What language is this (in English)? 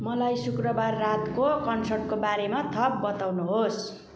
Nepali